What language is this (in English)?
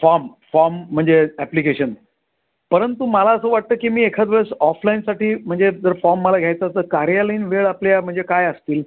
Marathi